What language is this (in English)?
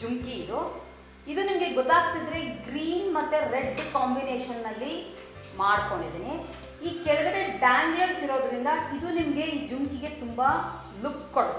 Hindi